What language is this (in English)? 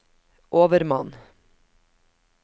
Norwegian